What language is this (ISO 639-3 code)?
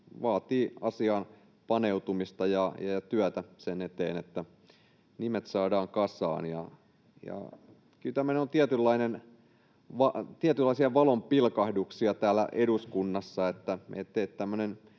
fin